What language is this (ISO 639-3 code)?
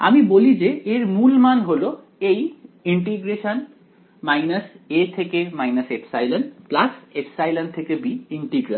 ben